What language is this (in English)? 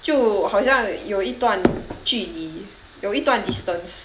English